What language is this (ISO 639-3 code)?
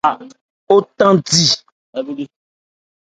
ebr